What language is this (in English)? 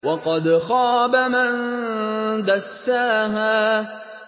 Arabic